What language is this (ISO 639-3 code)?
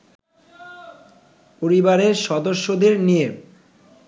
ben